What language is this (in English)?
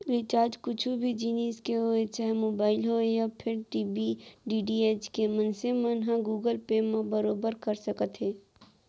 Chhattisgarhi